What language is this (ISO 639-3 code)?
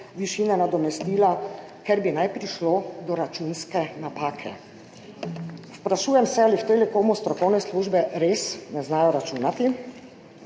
slv